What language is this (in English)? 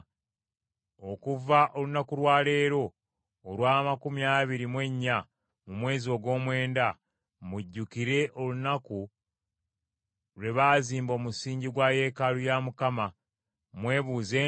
Ganda